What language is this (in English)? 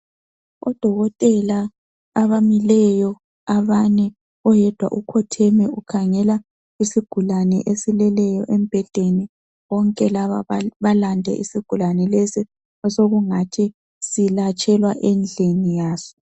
North Ndebele